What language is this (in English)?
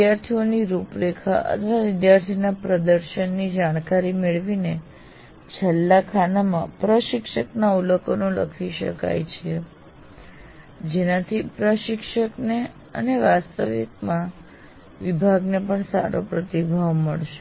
Gujarati